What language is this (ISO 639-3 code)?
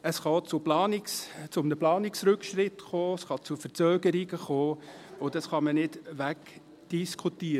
gsw